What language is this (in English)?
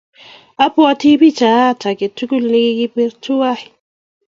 Kalenjin